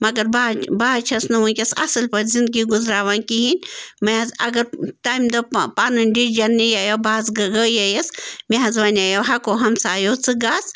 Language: Kashmiri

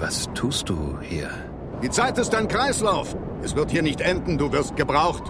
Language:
German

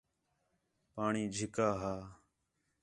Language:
Khetrani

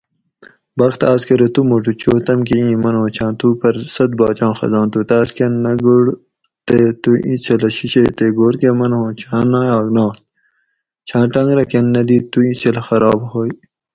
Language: Gawri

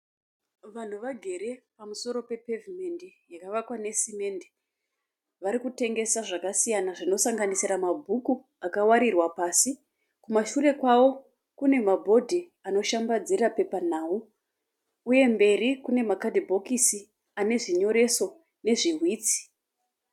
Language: Shona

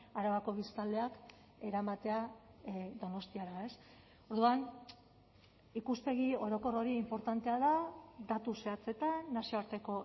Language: Basque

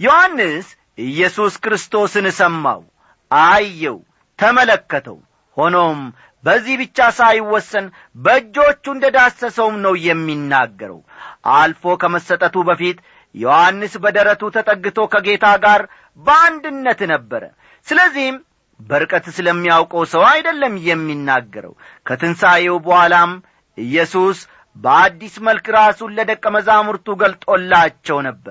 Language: Amharic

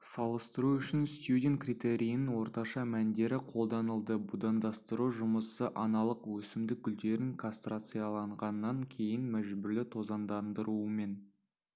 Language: Kazakh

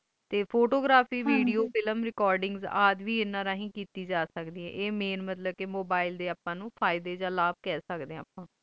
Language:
Punjabi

